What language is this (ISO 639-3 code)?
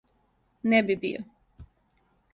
srp